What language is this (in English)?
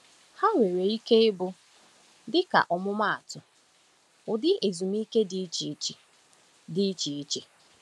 Igbo